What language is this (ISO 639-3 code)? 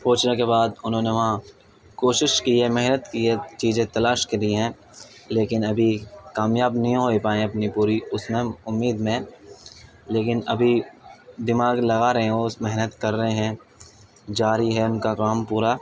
urd